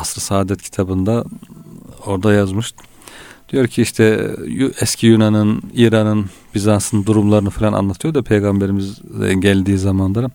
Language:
Turkish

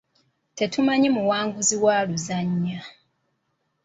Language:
Ganda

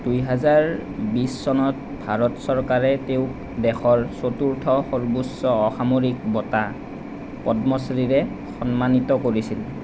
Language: Assamese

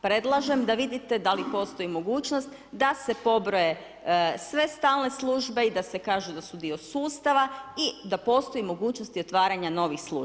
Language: Croatian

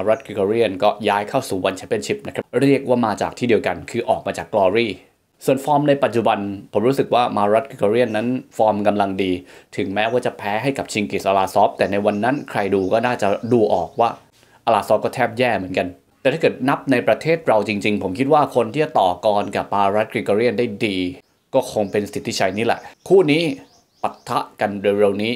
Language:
Thai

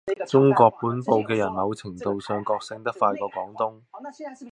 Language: Cantonese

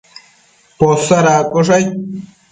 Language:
Matsés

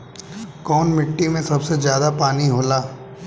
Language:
Bhojpuri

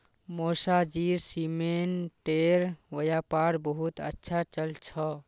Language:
Magahi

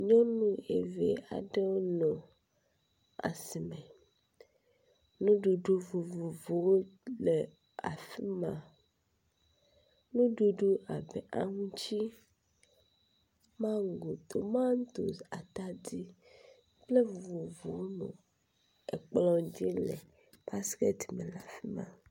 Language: Ewe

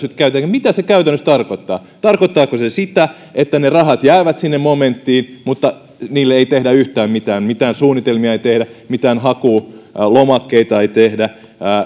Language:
Finnish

